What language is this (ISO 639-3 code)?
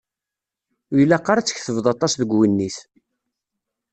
kab